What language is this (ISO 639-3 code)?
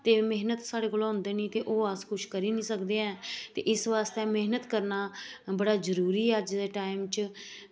doi